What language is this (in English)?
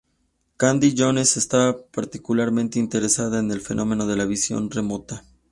Spanish